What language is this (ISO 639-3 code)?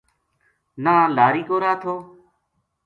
gju